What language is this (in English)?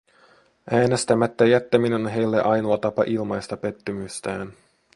Finnish